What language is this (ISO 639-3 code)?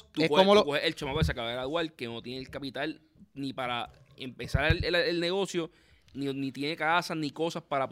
spa